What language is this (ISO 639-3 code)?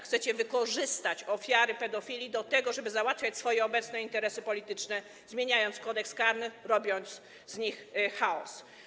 pol